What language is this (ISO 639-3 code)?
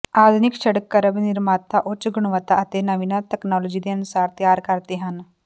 pan